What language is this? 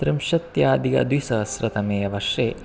Sanskrit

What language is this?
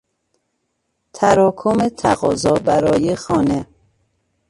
Persian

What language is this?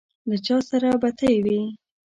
Pashto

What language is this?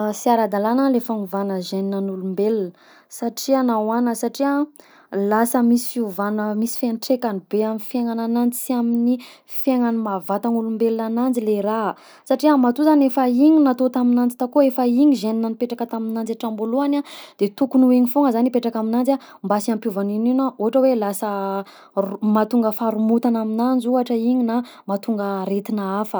Southern Betsimisaraka Malagasy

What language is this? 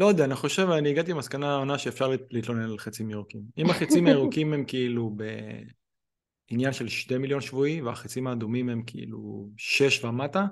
Hebrew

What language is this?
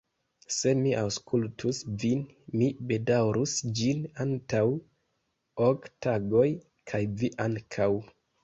Esperanto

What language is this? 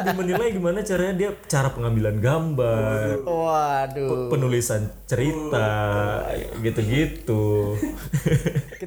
Indonesian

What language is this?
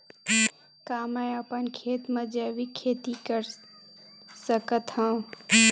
Chhattisgarhi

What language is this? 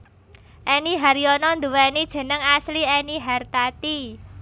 Javanese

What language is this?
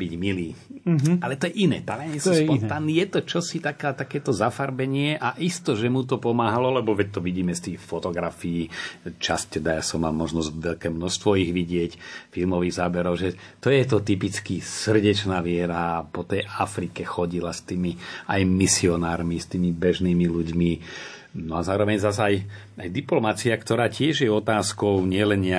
Slovak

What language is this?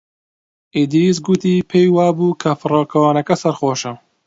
Central Kurdish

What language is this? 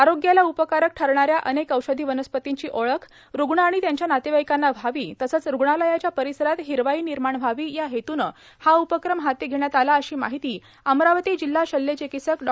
Marathi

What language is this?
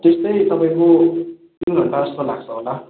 Nepali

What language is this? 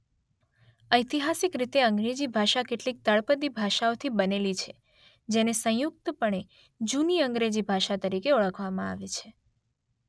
Gujarati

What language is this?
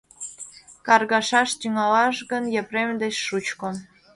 Mari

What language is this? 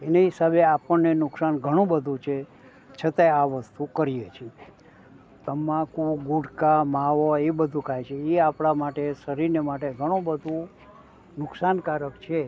Gujarati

